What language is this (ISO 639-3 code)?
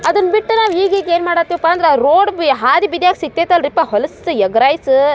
kan